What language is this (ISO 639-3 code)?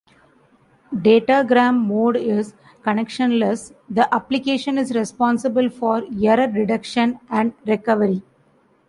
eng